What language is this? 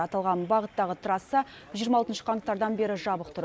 Kazakh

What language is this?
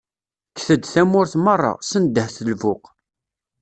Kabyle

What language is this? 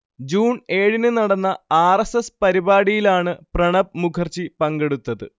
Malayalam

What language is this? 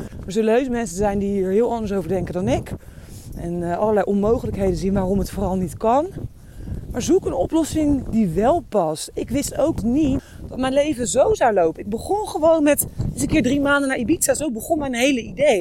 Dutch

